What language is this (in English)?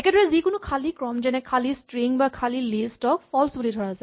Assamese